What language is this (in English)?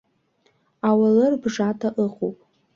Abkhazian